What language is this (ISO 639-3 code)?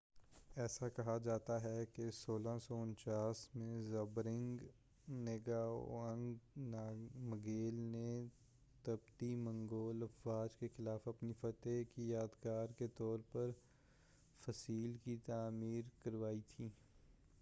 urd